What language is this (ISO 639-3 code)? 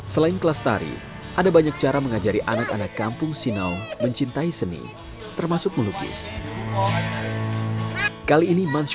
ind